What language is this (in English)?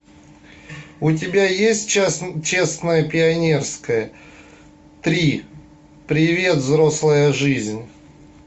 Russian